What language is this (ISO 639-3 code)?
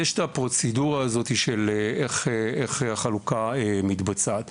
heb